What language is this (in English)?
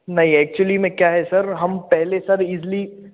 Hindi